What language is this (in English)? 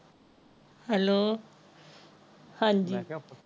Punjabi